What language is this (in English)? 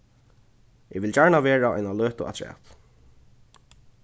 Faroese